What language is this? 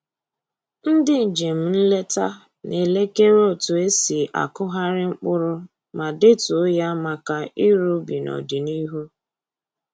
Igbo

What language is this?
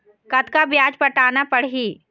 Chhattisgarhi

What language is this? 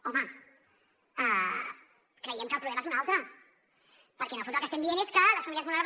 Catalan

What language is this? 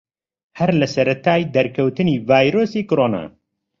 Central Kurdish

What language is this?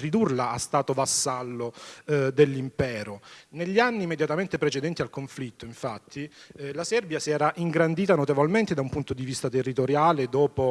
Italian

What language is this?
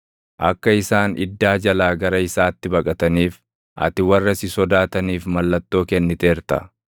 Oromo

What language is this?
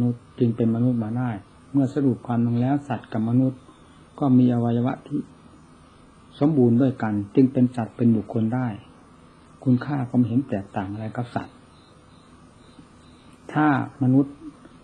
Thai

